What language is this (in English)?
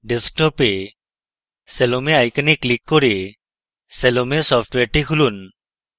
Bangla